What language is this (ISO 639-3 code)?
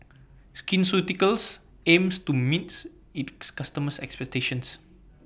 eng